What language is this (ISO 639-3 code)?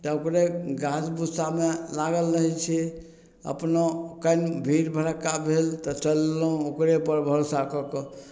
mai